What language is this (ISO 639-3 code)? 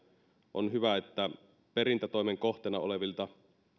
fin